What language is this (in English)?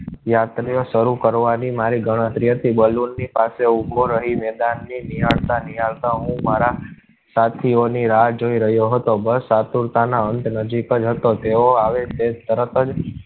Gujarati